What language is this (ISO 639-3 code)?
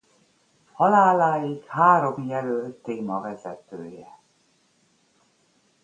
hun